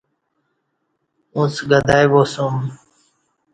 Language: Kati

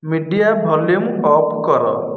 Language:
Odia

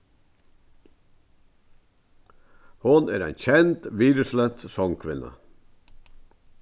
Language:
Faroese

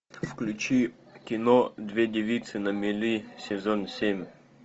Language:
Russian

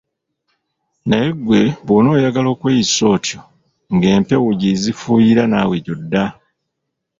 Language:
Ganda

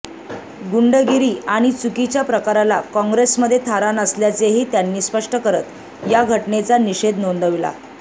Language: Marathi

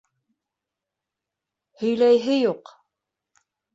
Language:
Bashkir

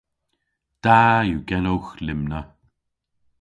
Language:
Cornish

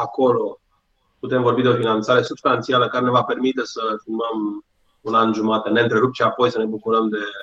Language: Romanian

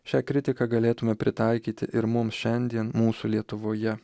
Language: Lithuanian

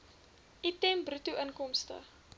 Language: Afrikaans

